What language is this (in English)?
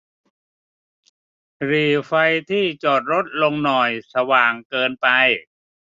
Thai